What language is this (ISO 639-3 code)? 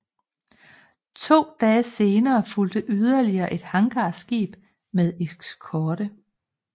dan